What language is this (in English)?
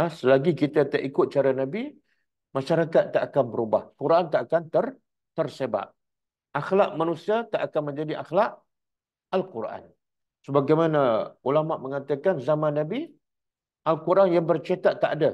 Malay